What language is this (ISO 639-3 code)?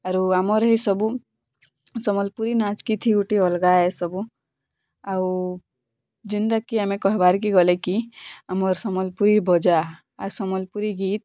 ori